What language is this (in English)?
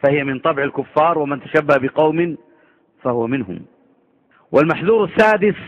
Arabic